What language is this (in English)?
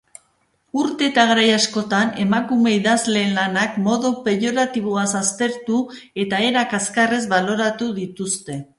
Basque